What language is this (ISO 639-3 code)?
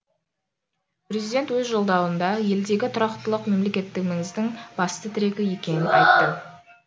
kaz